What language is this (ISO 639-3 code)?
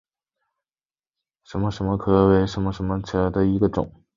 zho